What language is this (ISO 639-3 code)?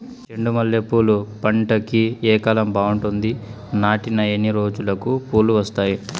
tel